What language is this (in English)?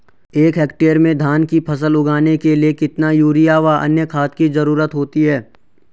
Hindi